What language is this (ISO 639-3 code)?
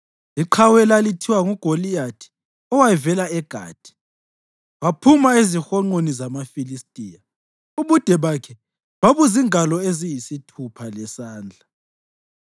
nde